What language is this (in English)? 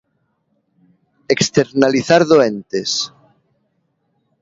Galician